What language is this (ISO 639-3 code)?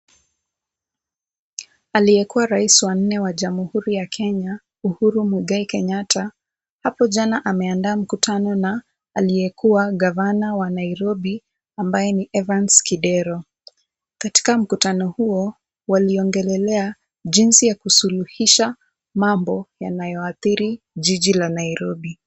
swa